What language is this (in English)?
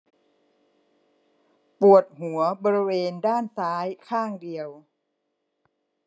Thai